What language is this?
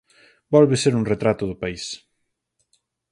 Galician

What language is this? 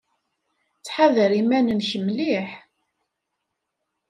Kabyle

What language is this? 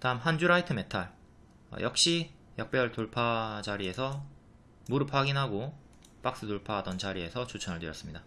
Korean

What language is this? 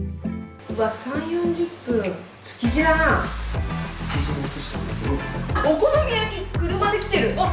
Japanese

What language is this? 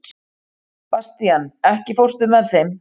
Icelandic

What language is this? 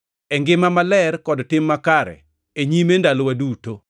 Luo (Kenya and Tanzania)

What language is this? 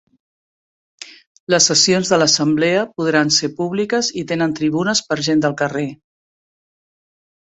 Catalan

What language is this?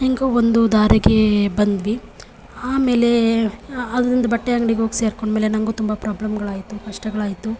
Kannada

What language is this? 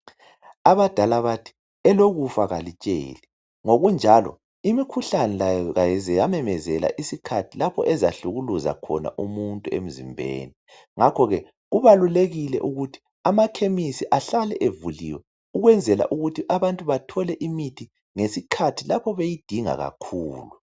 North Ndebele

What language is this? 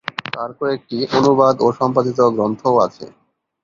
Bangla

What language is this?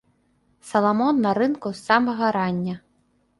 Belarusian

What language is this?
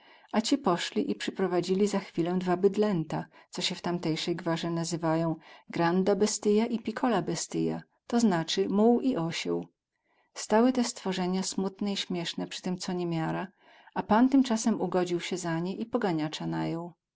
Polish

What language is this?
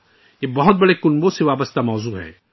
Urdu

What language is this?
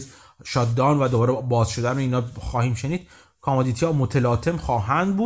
Persian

